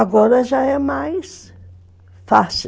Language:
Portuguese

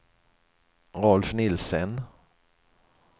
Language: Swedish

